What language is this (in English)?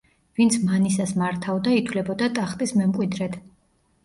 Georgian